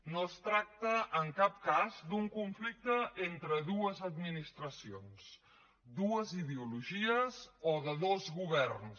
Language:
Catalan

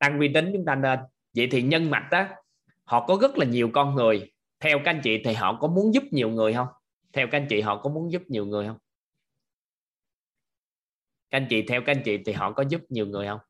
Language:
Vietnamese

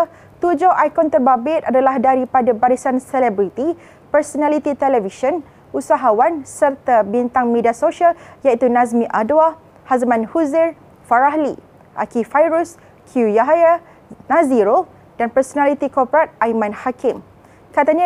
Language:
Malay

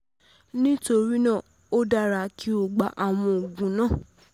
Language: Yoruba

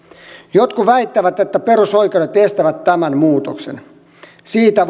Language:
Finnish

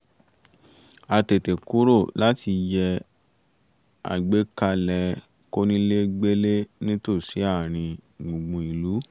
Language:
Yoruba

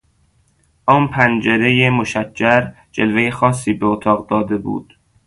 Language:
Persian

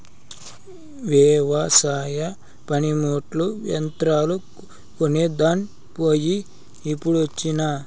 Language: Telugu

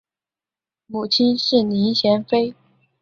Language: Chinese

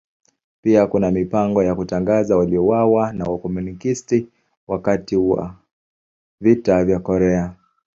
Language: Swahili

